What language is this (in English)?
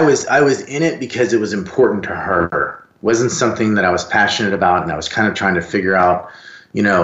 English